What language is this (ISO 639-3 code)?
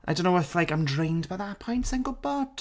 cym